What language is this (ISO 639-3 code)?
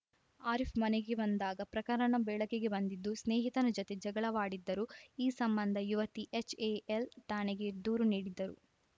kan